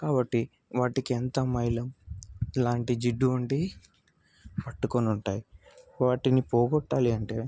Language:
Telugu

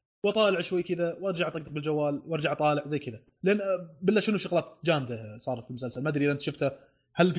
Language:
Arabic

